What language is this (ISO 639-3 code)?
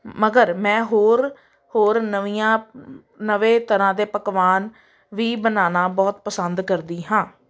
pan